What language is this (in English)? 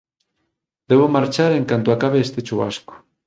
Galician